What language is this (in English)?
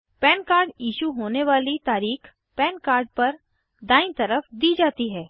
Hindi